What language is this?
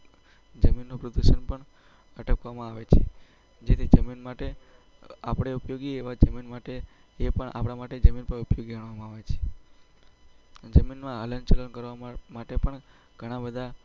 Gujarati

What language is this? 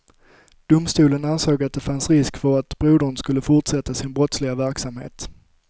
Swedish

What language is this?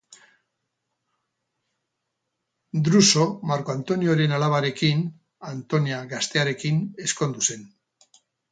Basque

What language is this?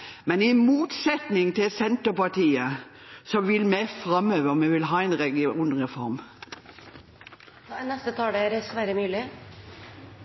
Norwegian Bokmål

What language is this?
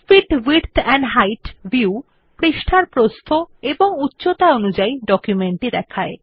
Bangla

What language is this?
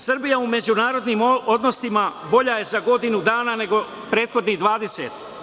Serbian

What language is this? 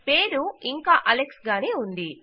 Telugu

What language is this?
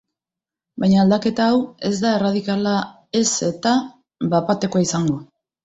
Basque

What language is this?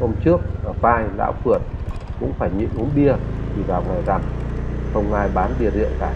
Vietnamese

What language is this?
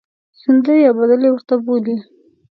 Pashto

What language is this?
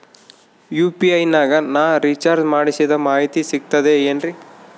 Kannada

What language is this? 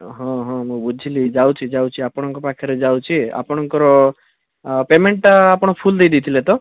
Odia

